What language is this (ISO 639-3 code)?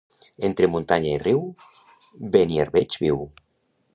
cat